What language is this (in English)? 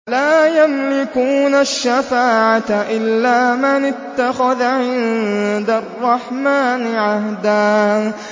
Arabic